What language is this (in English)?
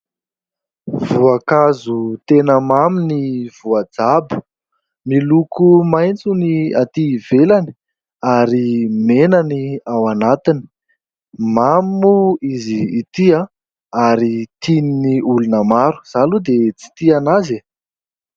Malagasy